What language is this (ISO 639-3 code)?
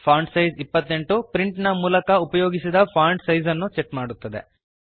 kan